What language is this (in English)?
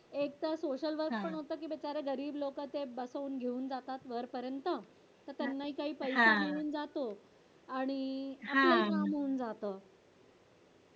Marathi